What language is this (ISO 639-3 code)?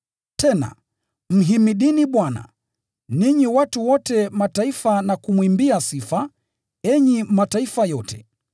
swa